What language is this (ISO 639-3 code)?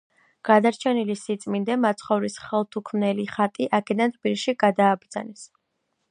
kat